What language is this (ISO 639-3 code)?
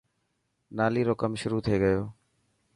mki